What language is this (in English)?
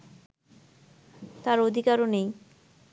Bangla